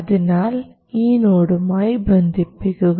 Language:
Malayalam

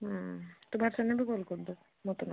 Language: Odia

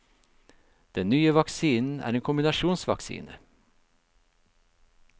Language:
Norwegian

